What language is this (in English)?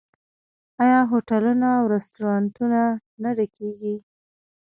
Pashto